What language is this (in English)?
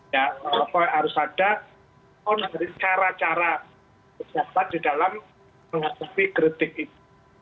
Indonesian